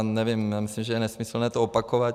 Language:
Czech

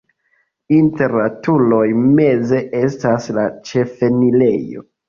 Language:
Esperanto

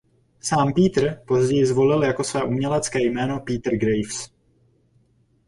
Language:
Czech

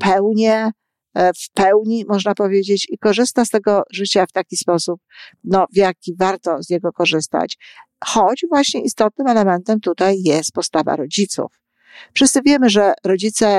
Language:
Polish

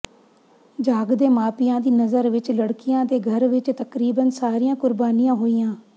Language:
Punjabi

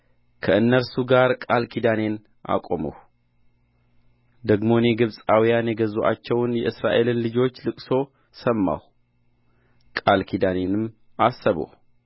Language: Amharic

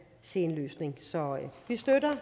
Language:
Danish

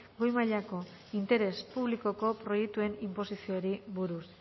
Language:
Basque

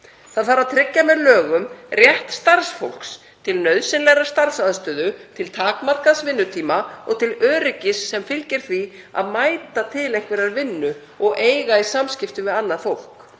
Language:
Icelandic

